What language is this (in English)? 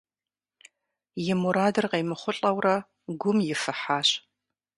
Kabardian